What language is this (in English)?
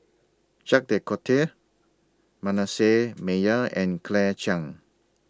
English